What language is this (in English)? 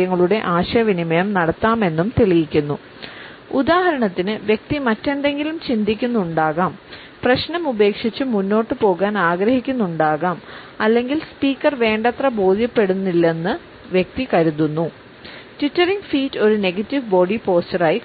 Malayalam